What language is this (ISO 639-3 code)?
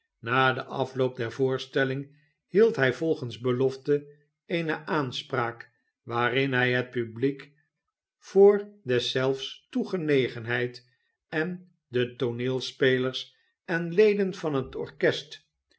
nld